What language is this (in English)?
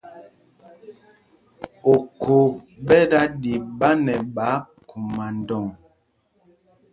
Mpumpong